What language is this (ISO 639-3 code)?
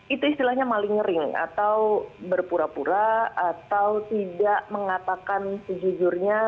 ind